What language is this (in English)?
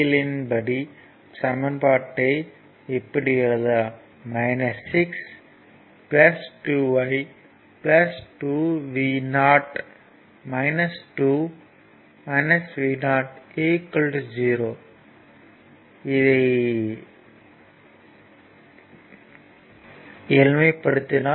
Tamil